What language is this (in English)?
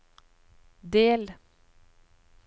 Norwegian